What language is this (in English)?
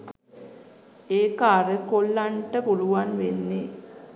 Sinhala